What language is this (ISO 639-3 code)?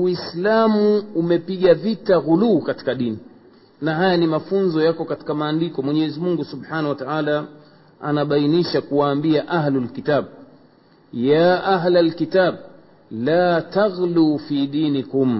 swa